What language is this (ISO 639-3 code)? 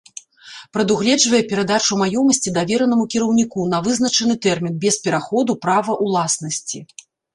bel